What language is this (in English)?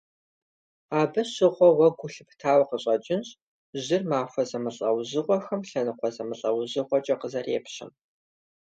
Kabardian